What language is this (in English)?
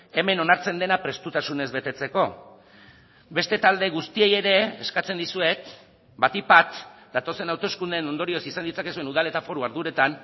Basque